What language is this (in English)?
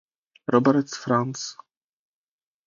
Czech